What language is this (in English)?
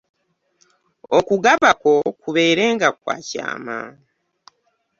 Ganda